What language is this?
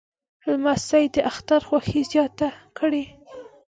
Pashto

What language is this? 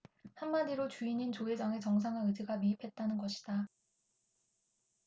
Korean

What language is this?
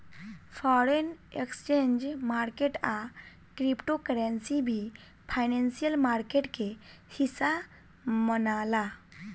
Bhojpuri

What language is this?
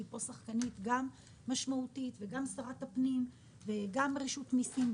Hebrew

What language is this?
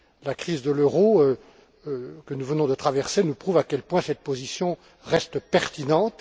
French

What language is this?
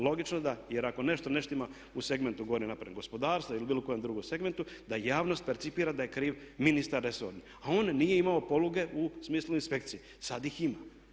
Croatian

